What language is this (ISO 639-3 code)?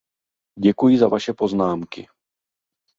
ces